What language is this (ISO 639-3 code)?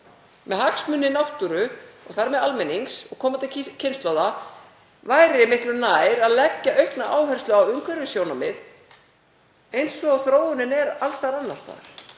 isl